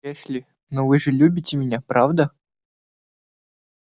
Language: Russian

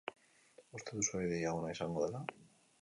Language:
Basque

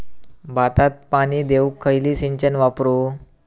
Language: Marathi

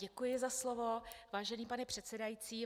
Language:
Czech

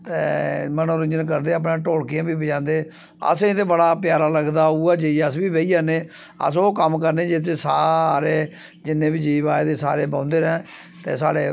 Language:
Dogri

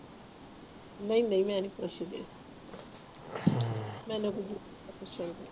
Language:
Punjabi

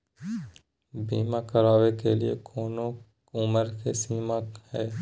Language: Magahi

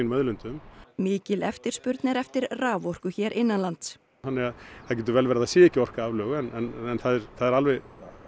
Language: Icelandic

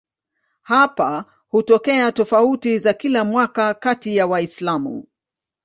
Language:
Swahili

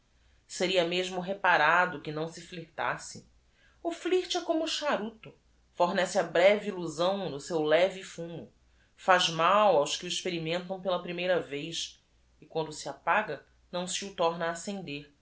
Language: Portuguese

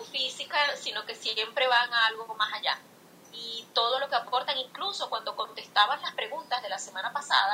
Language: Spanish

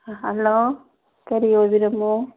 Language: Manipuri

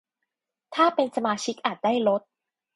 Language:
Thai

